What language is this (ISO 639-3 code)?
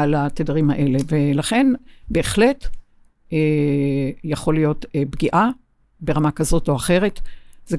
heb